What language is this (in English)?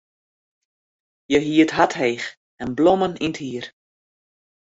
Western Frisian